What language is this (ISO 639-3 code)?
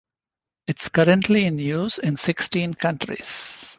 eng